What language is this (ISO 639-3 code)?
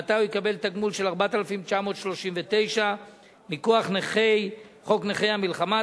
heb